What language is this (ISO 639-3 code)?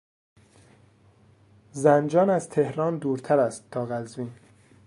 fas